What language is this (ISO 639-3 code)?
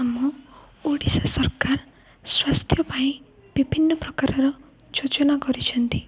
ori